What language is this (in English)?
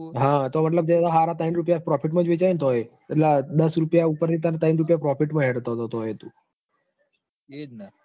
Gujarati